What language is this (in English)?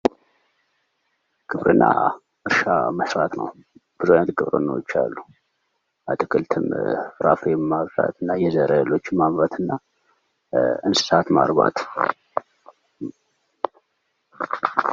Amharic